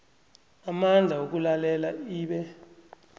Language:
South Ndebele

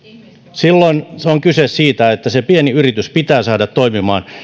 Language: Finnish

